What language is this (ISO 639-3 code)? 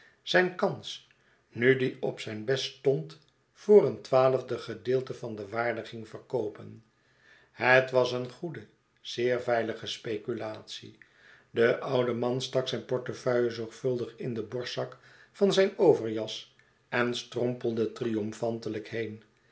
nld